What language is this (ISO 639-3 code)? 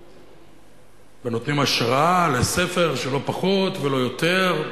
heb